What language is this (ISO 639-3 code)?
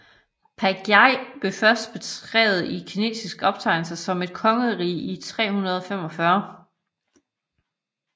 dan